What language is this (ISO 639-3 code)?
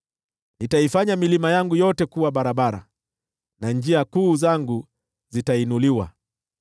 swa